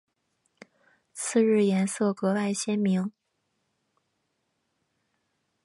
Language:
Chinese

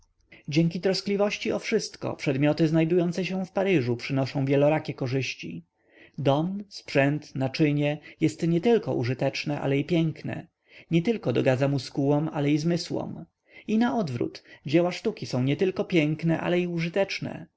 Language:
Polish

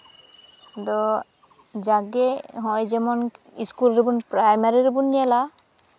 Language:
Santali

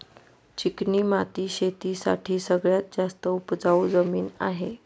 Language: Marathi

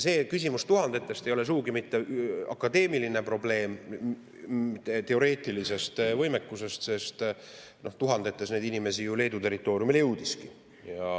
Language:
Estonian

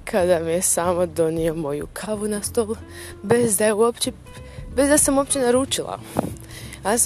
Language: Croatian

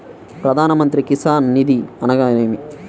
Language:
Telugu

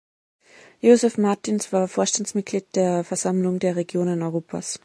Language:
German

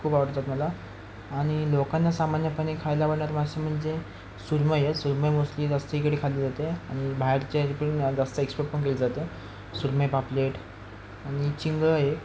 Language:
Marathi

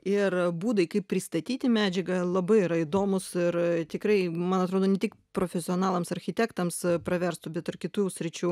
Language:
Lithuanian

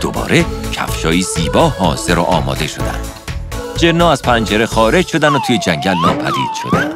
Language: Persian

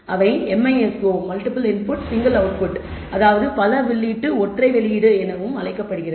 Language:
Tamil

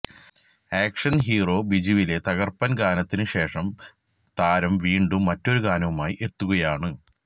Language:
Malayalam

